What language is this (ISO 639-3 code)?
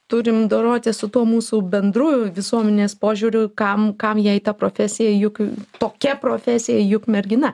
lit